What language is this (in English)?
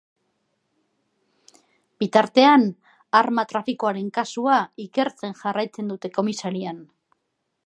Basque